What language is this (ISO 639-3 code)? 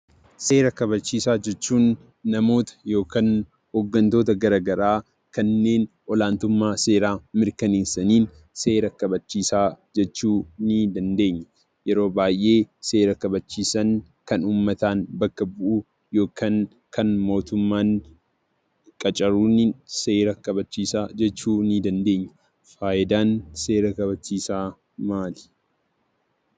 orm